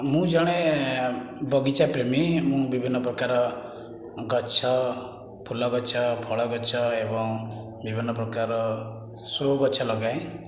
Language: Odia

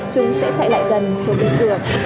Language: Vietnamese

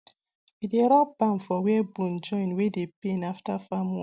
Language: Nigerian Pidgin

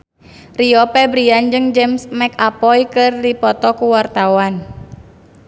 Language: Sundanese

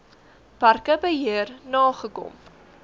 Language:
Afrikaans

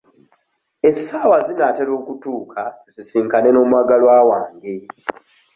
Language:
Ganda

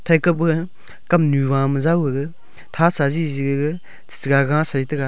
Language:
Wancho Naga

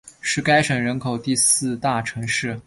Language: Chinese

